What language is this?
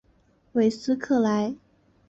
Chinese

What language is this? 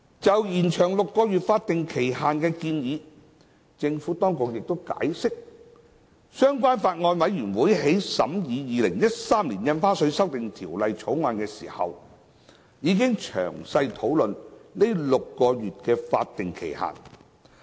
Cantonese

